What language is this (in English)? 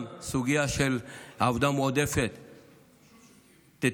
Hebrew